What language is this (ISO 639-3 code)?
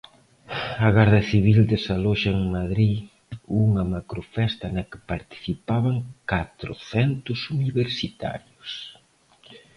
glg